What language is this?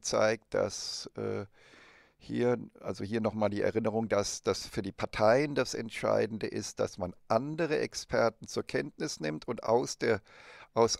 German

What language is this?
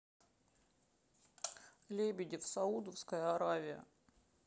Russian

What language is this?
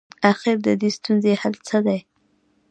Pashto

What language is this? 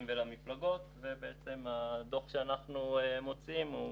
Hebrew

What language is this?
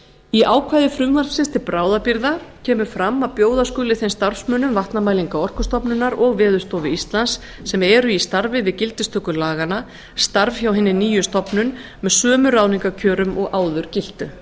Icelandic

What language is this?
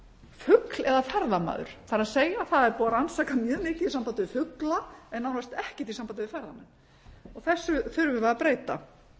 Icelandic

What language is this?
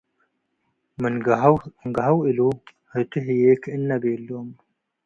Tigre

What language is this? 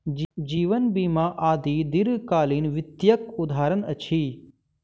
Maithili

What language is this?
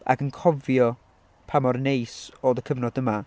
Welsh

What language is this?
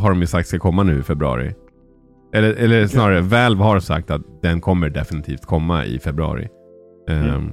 Swedish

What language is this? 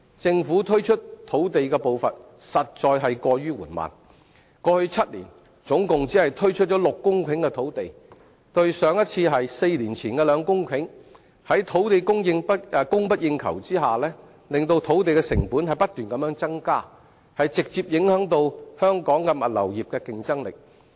Cantonese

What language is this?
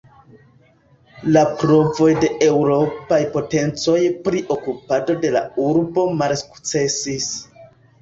Esperanto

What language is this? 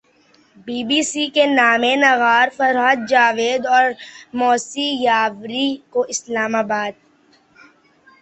Urdu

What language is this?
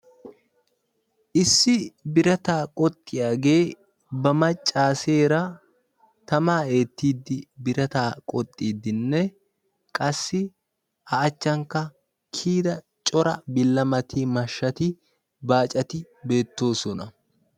Wolaytta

